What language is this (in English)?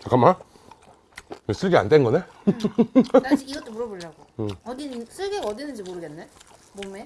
Korean